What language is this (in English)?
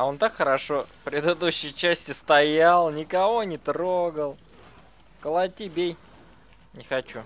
Russian